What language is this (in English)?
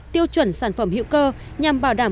Vietnamese